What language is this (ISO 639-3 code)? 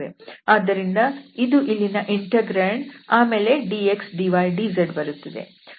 kan